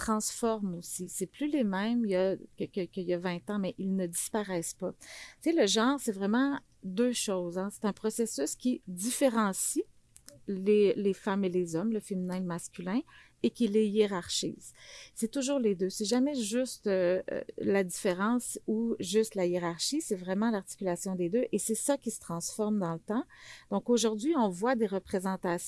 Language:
French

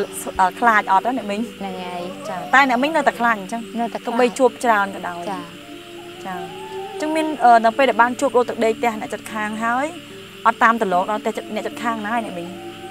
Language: Vietnamese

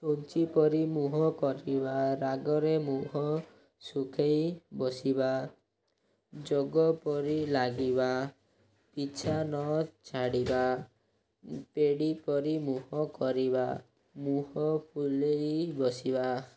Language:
Odia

